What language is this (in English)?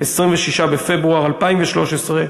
Hebrew